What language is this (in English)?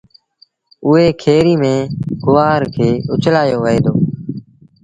Sindhi Bhil